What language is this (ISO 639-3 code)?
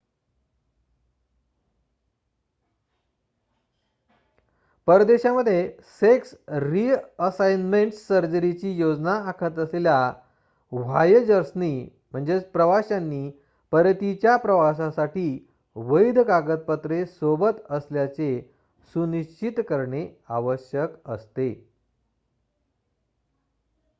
mar